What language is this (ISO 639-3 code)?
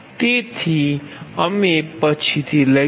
guj